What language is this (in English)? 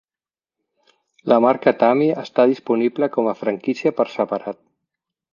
Catalan